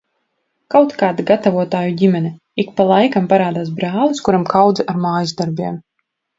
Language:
Latvian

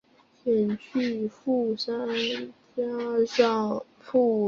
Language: Chinese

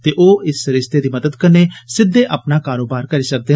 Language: Dogri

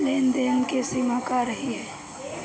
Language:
Bhojpuri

